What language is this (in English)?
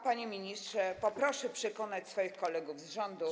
Polish